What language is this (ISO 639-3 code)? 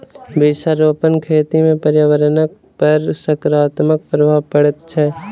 mai